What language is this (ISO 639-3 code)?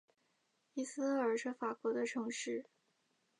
zho